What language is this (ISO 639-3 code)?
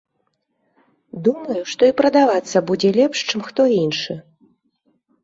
bel